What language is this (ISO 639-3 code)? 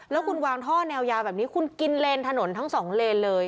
tha